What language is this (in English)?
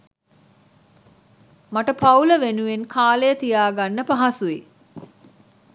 Sinhala